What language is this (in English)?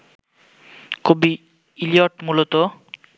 Bangla